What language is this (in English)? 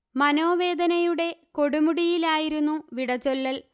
Malayalam